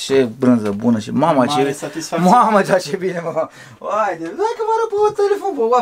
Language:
Romanian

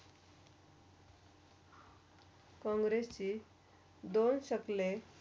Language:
Marathi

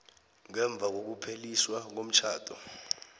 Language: South Ndebele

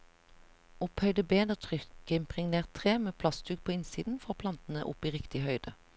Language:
Norwegian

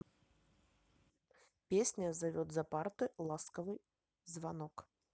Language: Russian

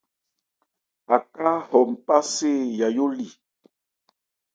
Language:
Ebrié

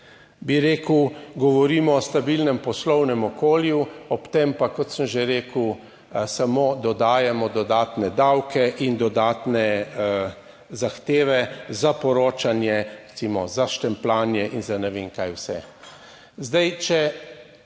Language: Slovenian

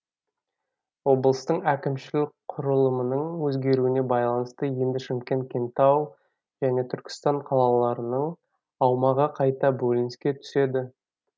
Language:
Kazakh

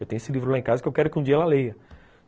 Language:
Portuguese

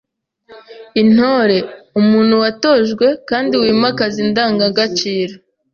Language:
Kinyarwanda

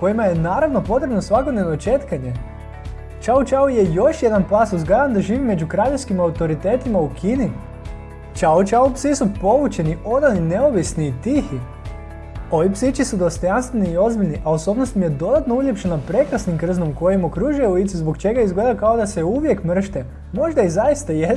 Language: Croatian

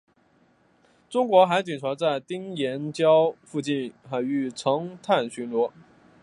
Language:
Chinese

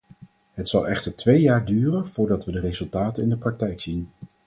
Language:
Dutch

